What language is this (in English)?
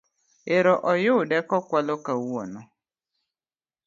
Luo (Kenya and Tanzania)